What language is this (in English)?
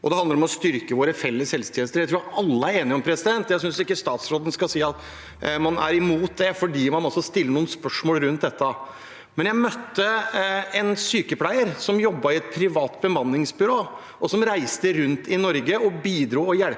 Norwegian